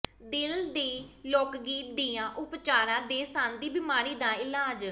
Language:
Punjabi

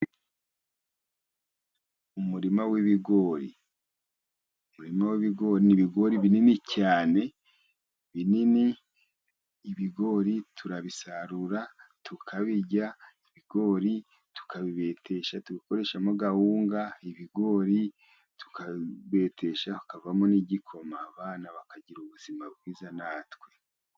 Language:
Kinyarwanda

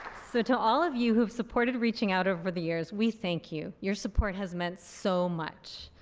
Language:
English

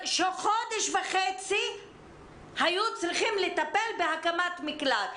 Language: Hebrew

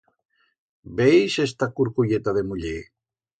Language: Aragonese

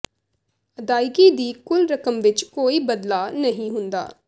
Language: Punjabi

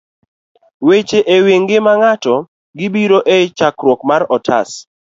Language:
Luo (Kenya and Tanzania)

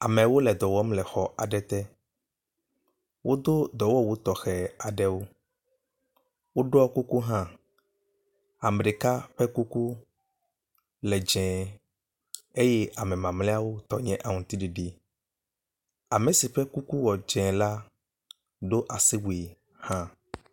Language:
Ewe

